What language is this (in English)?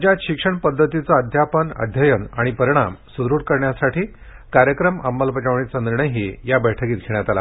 Marathi